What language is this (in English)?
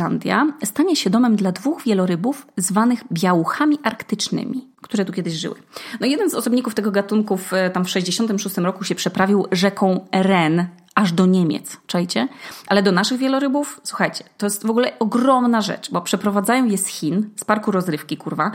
Polish